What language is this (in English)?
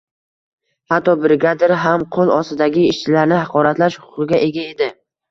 Uzbek